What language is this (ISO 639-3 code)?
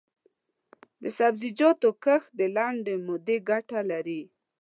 pus